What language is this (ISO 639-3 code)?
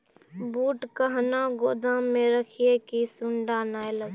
mai